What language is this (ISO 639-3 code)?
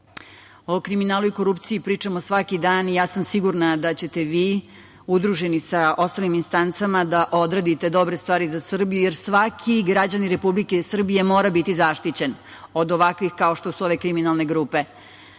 srp